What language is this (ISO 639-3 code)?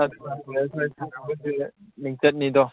mni